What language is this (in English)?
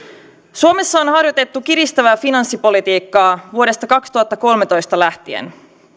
Finnish